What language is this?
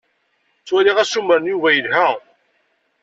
Kabyle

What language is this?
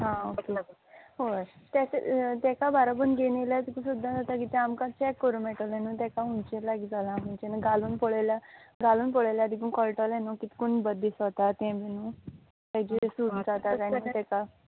Konkani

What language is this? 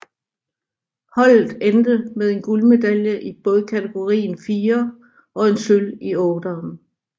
Danish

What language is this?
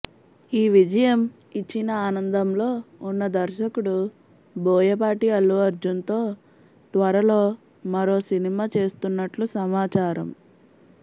Telugu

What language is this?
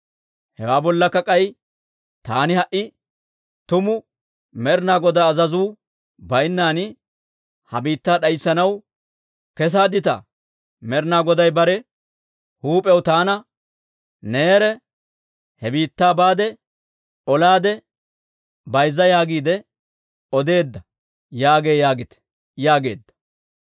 Dawro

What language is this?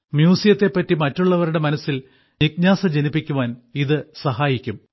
Malayalam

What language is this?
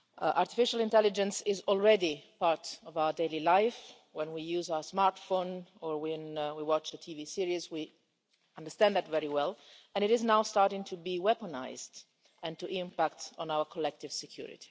English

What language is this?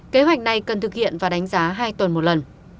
Vietnamese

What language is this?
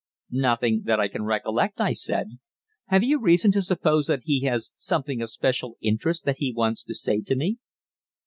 English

